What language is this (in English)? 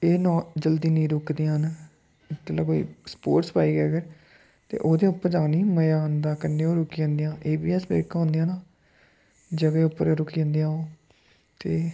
Dogri